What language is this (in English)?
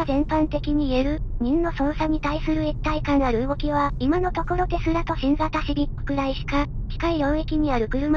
Japanese